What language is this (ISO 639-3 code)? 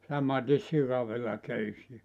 fin